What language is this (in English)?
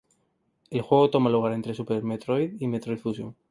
Spanish